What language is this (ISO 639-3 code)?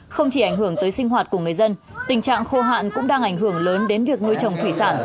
vie